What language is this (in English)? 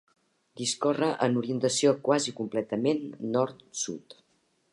Catalan